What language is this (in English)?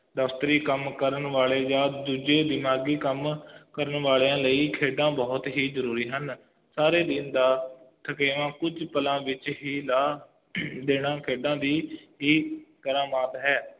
Punjabi